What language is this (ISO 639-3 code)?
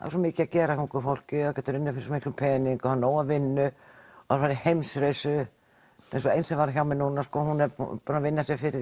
isl